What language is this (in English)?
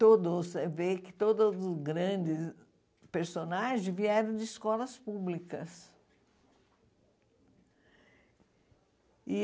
Portuguese